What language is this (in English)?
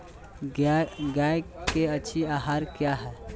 Magahi